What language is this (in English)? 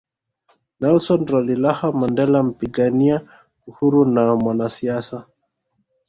Swahili